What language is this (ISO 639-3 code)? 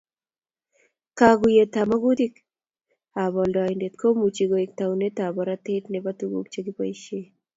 kln